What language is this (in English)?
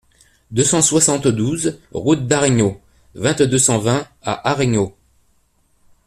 French